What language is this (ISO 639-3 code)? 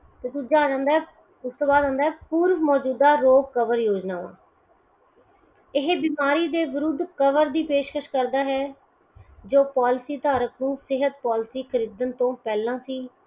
pan